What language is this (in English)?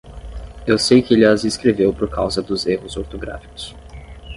Portuguese